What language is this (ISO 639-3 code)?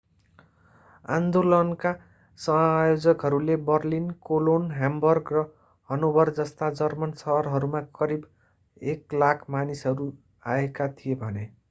nep